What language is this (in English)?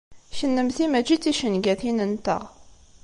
Kabyle